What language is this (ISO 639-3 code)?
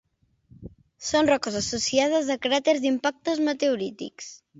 cat